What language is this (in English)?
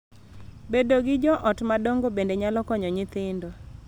Luo (Kenya and Tanzania)